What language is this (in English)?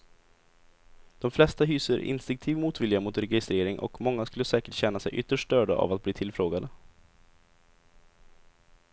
Swedish